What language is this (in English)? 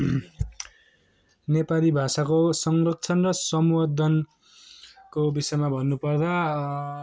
Nepali